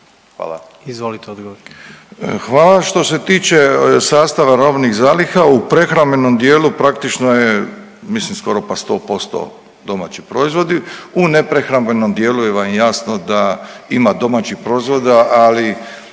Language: Croatian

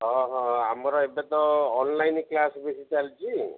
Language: Odia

